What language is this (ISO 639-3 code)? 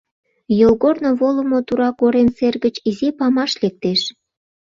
chm